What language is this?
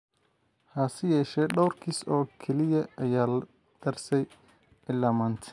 Somali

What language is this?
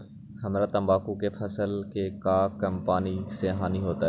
Magahi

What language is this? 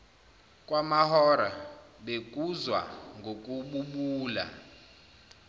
Zulu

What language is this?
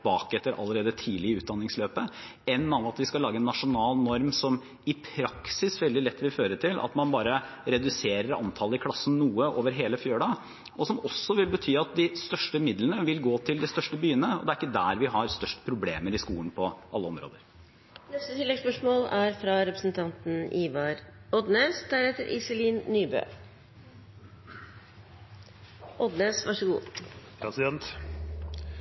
Norwegian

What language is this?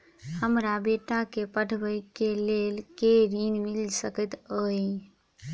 Maithili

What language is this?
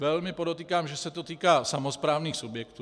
Czech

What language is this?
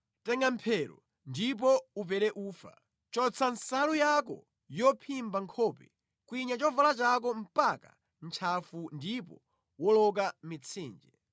Nyanja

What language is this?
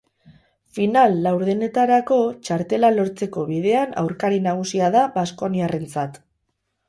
Basque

